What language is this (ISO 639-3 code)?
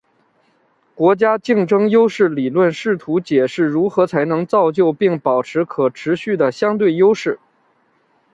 zho